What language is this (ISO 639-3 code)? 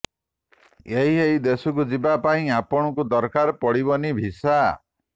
ori